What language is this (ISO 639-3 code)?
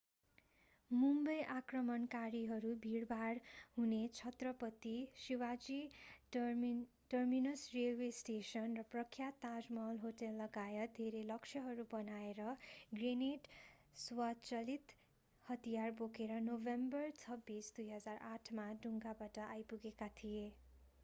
nep